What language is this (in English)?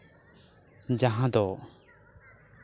Santali